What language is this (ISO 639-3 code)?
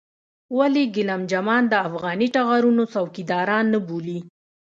pus